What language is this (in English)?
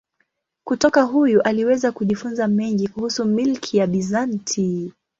Swahili